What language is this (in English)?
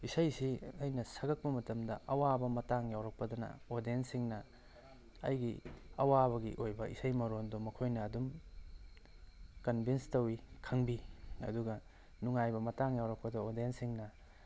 Manipuri